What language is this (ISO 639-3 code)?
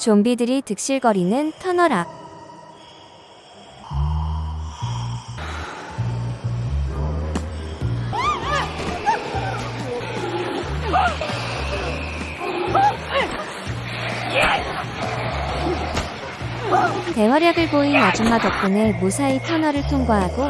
kor